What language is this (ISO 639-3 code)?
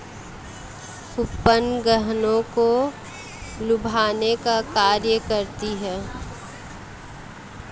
hin